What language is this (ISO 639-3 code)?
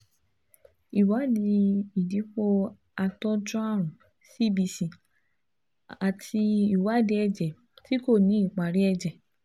yor